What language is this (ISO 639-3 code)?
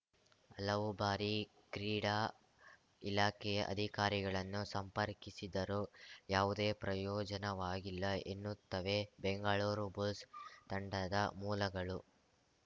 kan